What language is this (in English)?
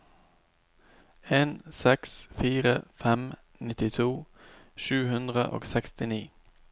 Norwegian